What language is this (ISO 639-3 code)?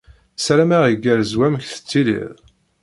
kab